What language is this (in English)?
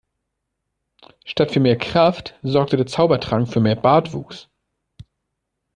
German